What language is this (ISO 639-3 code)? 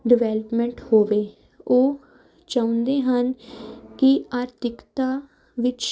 pan